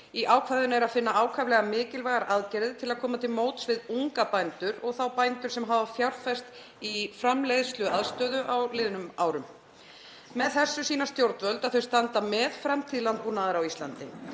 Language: Icelandic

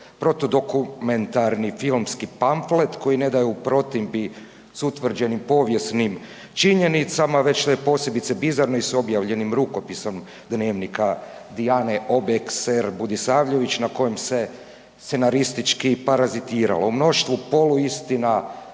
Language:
Croatian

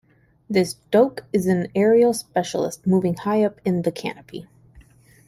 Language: English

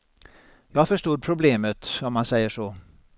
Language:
Swedish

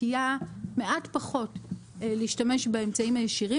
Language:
Hebrew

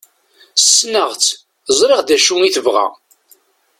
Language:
Kabyle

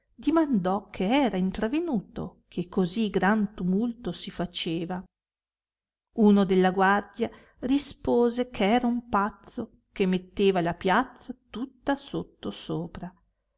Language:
Italian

